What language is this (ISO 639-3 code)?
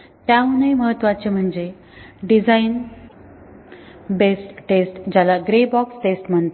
mar